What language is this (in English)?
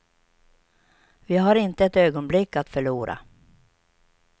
Swedish